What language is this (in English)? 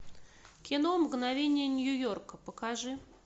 Russian